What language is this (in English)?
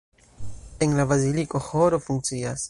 Esperanto